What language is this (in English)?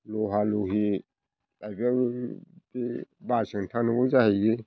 Bodo